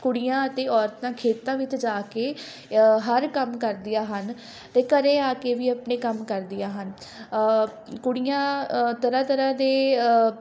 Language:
Punjabi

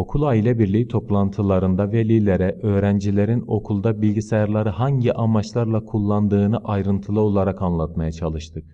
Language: Turkish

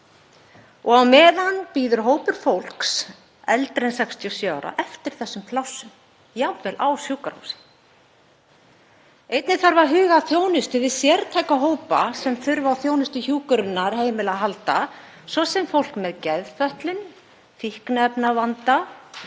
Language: Icelandic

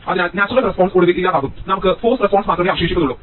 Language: Malayalam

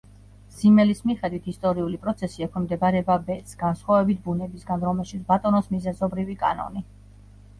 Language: Georgian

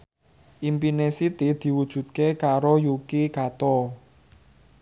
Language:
Javanese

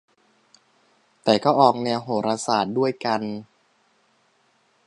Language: Thai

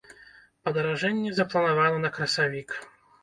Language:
Belarusian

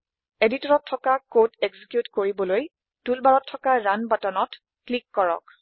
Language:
Assamese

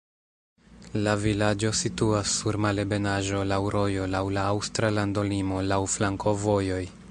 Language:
Esperanto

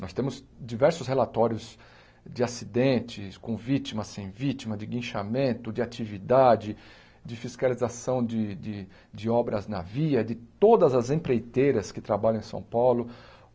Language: Portuguese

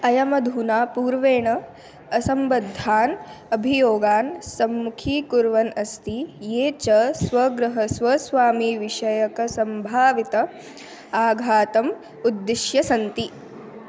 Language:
Sanskrit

